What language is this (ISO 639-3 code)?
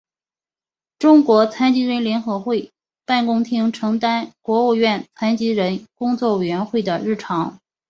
zho